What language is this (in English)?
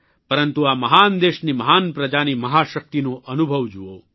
Gujarati